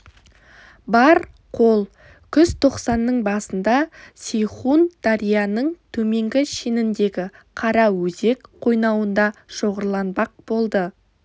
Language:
Kazakh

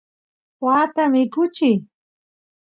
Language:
Santiago del Estero Quichua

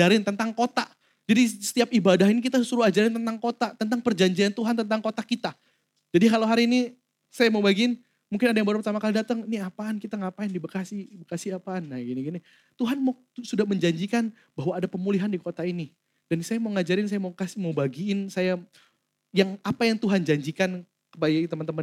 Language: Indonesian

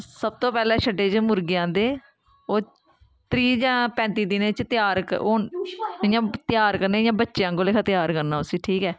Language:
Dogri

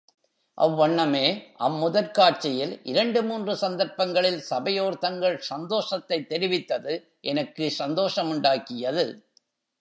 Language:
Tamil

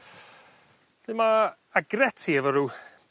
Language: Welsh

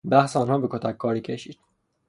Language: Persian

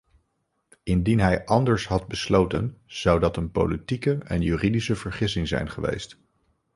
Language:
Dutch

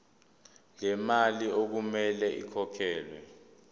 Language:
Zulu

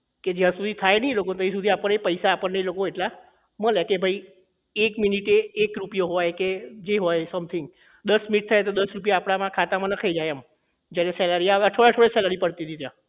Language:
Gujarati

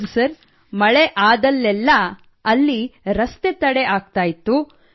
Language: Kannada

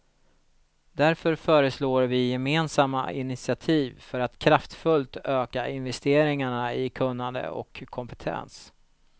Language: Swedish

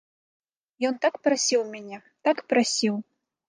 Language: Belarusian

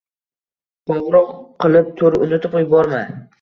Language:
Uzbek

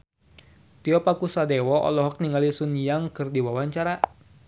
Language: Sundanese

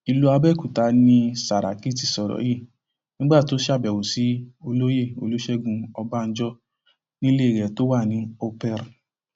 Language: Yoruba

